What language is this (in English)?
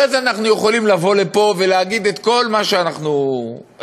Hebrew